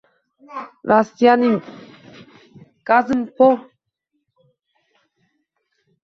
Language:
Uzbek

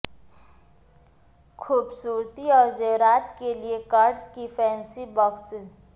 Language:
Urdu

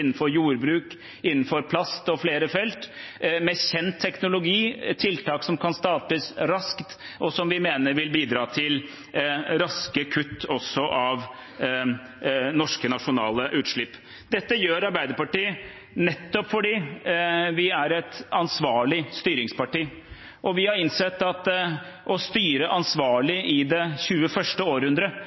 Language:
Norwegian Bokmål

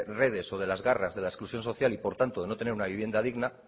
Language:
Spanish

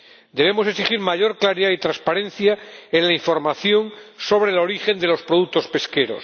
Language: Spanish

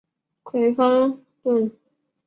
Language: Chinese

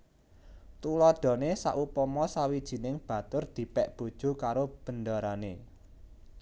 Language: Javanese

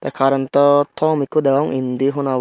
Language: Chakma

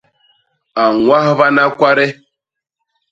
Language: Basaa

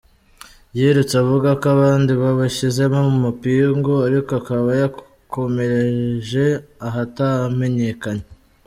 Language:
Kinyarwanda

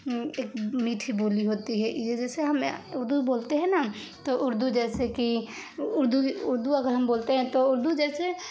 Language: Urdu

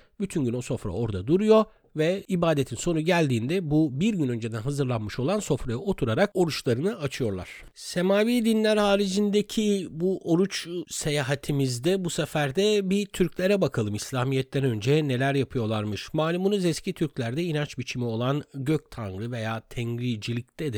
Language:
Turkish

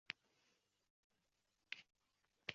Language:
Uzbek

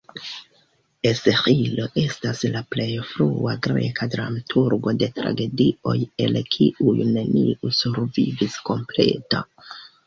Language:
Esperanto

